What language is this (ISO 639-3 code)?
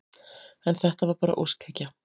isl